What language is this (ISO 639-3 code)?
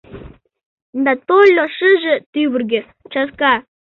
chm